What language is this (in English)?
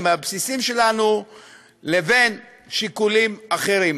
Hebrew